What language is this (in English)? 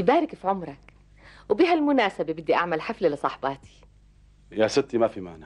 Arabic